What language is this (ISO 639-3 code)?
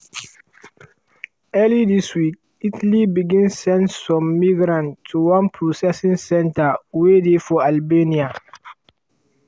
pcm